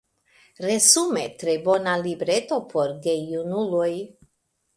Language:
Esperanto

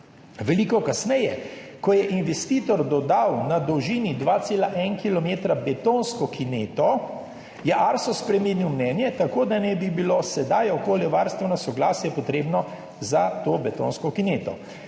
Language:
Slovenian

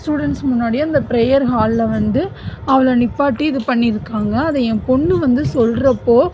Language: Tamil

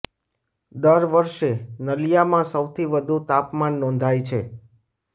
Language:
Gujarati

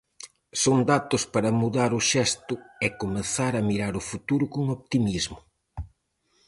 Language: Galician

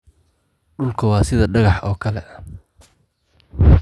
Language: Somali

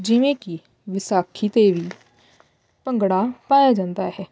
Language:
Punjabi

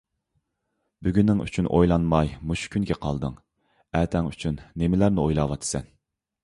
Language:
Uyghur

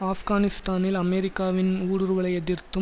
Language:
Tamil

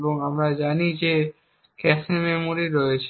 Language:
Bangla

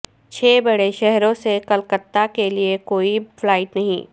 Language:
Urdu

